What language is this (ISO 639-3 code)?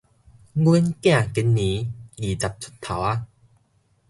nan